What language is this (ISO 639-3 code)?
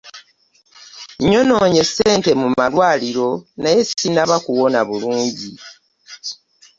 lug